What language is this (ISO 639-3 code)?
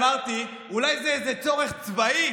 heb